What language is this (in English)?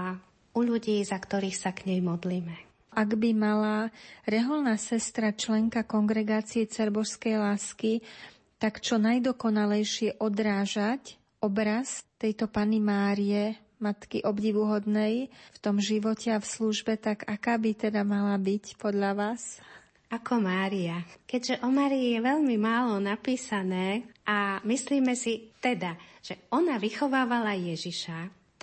Slovak